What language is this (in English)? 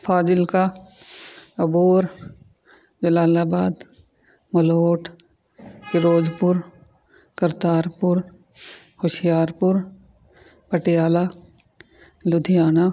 Punjabi